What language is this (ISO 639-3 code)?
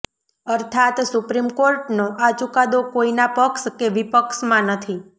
guj